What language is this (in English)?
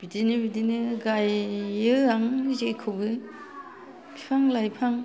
Bodo